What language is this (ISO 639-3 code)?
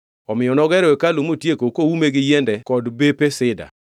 luo